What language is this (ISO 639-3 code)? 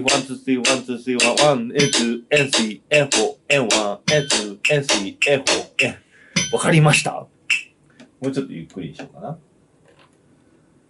jpn